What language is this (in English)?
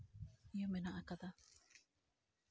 Santali